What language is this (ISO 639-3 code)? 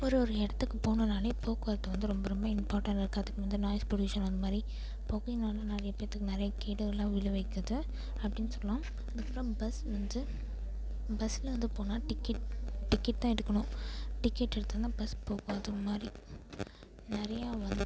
tam